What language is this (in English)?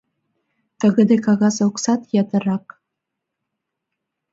Mari